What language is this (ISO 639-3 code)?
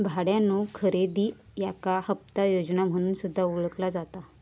mar